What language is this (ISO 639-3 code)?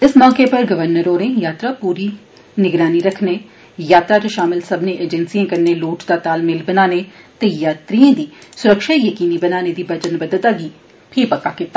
doi